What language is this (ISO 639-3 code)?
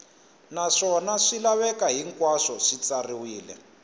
tso